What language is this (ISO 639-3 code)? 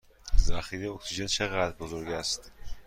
fas